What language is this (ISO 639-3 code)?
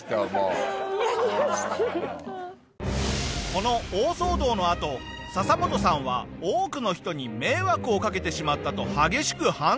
jpn